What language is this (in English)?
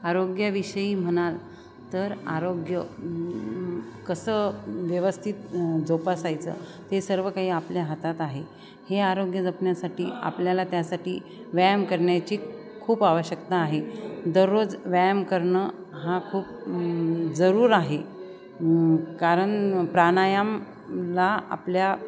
Marathi